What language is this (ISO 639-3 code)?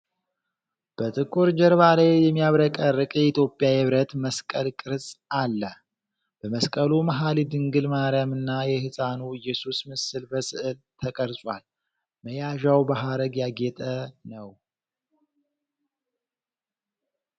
amh